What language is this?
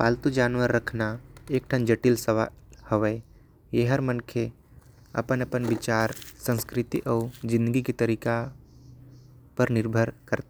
Korwa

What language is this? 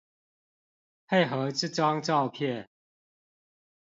Chinese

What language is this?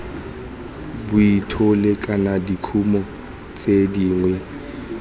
Tswana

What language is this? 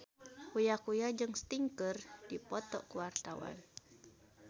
Sundanese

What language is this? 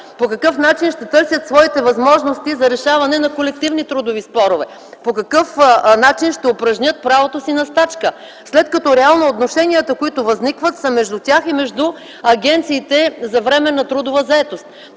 Bulgarian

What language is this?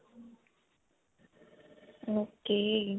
Punjabi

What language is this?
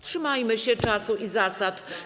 Polish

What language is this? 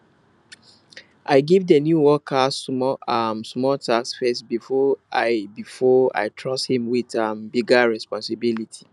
Nigerian Pidgin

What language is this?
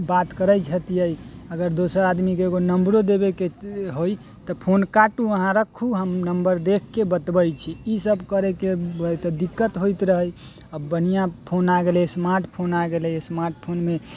Maithili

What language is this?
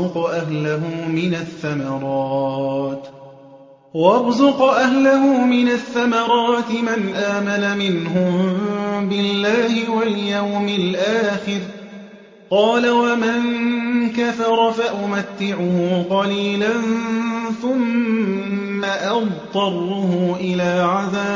Arabic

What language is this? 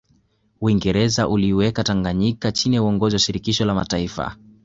Swahili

